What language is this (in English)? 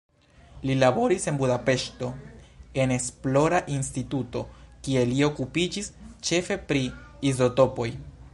Esperanto